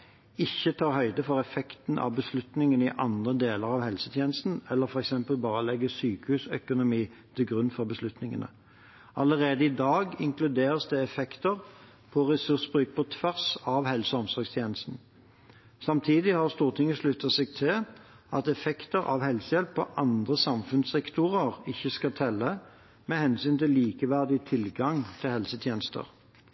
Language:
Norwegian Bokmål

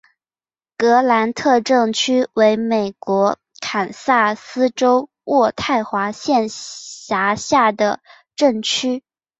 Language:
Chinese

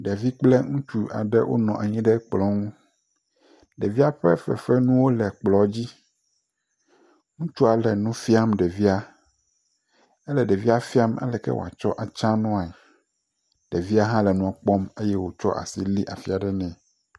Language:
Ewe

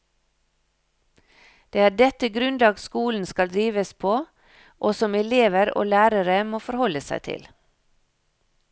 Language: Norwegian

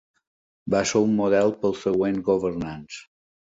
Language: Catalan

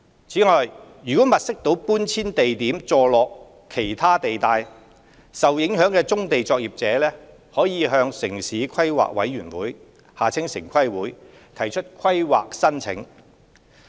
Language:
Cantonese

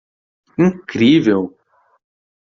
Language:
Portuguese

